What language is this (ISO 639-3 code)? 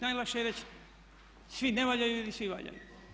hrv